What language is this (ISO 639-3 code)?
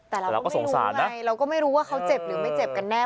tha